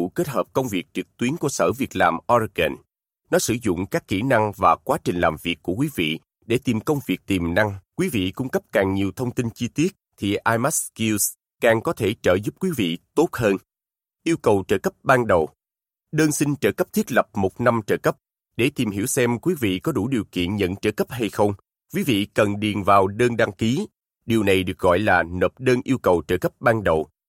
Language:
Vietnamese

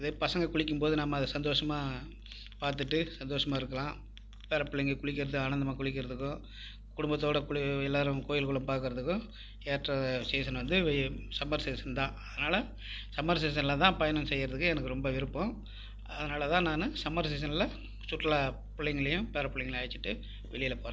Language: Tamil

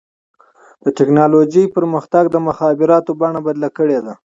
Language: Pashto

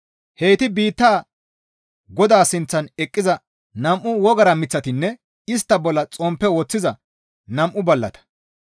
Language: Gamo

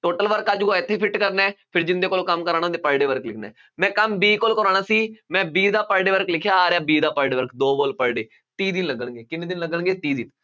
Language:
Punjabi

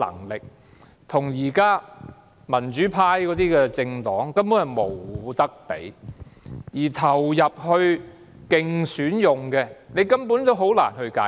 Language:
Cantonese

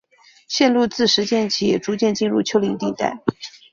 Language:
Chinese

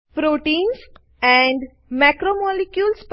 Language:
Gujarati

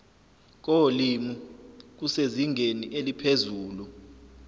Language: Zulu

